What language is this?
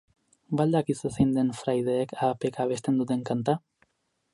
Basque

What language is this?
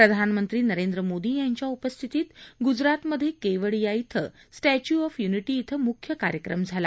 Marathi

